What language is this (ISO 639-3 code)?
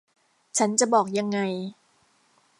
tha